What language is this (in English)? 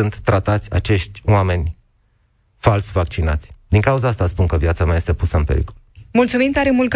Romanian